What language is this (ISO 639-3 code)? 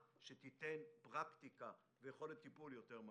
heb